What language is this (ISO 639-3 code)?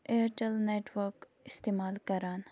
kas